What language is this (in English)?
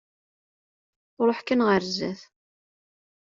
Kabyle